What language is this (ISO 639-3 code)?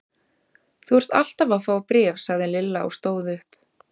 isl